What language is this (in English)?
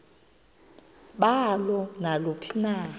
Xhosa